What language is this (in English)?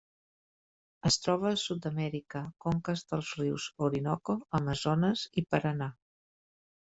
Catalan